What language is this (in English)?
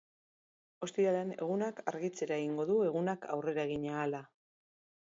Basque